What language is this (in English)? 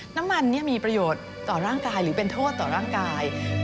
Thai